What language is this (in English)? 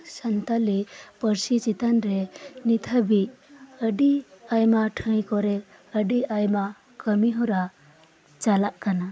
Santali